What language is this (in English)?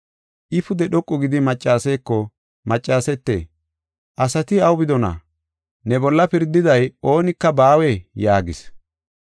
Gofa